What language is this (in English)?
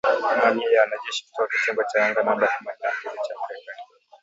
Swahili